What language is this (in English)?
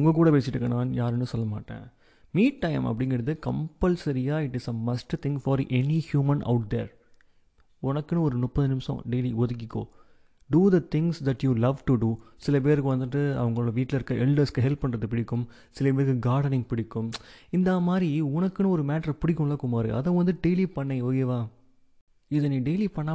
Tamil